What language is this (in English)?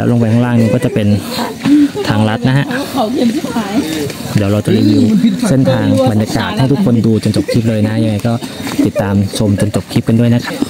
Thai